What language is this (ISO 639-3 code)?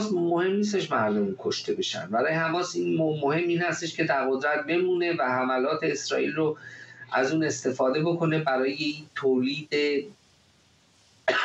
fas